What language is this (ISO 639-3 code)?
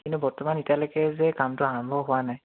asm